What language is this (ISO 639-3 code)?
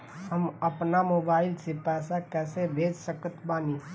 bho